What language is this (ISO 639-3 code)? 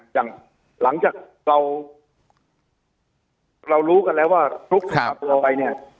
tha